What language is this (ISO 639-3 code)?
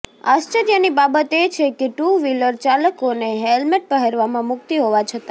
guj